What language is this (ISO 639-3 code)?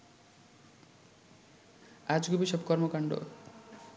ben